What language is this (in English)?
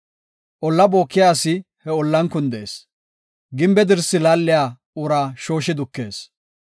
Gofa